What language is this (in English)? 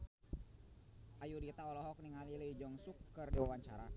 Sundanese